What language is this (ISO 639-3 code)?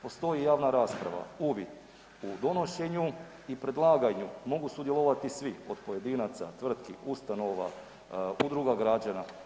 hrv